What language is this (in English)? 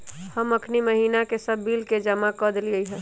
Magahi